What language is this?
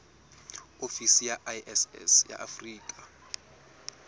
Southern Sotho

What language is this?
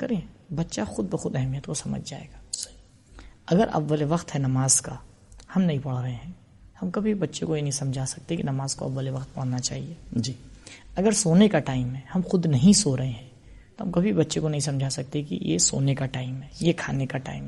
Urdu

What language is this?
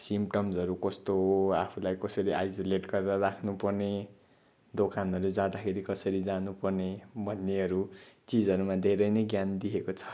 Nepali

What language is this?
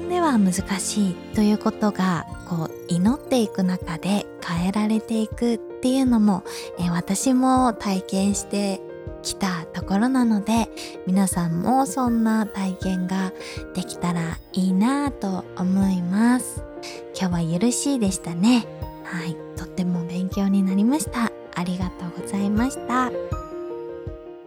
Japanese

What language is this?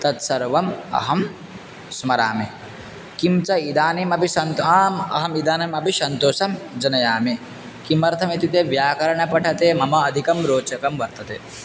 Sanskrit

